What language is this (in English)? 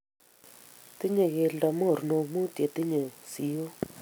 Kalenjin